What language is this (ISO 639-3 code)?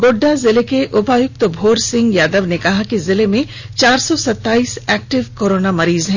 hin